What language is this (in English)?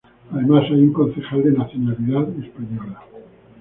Spanish